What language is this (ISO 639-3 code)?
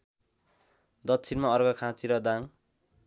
nep